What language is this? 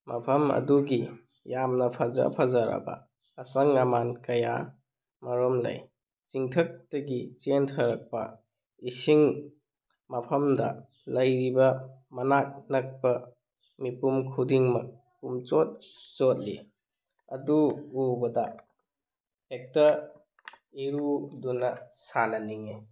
Manipuri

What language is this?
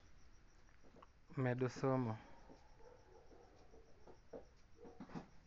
Luo (Kenya and Tanzania)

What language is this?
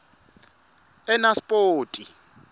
Swati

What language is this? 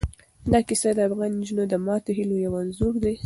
Pashto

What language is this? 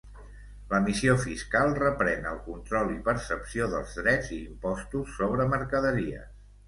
Catalan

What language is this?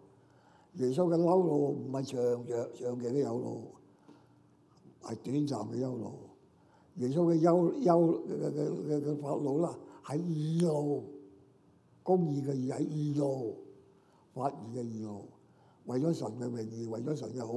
Chinese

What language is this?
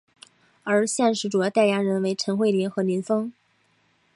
Chinese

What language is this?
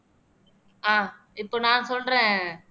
Tamil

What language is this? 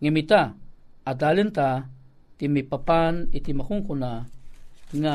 Filipino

